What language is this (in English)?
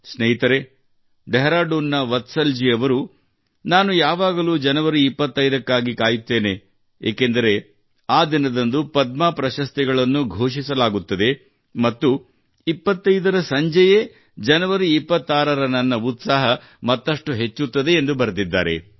Kannada